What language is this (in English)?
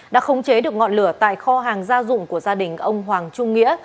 Vietnamese